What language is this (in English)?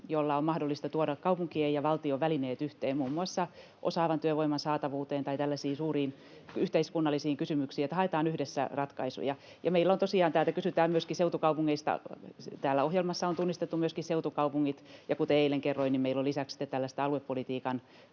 Finnish